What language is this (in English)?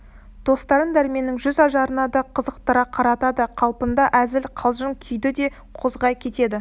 Kazakh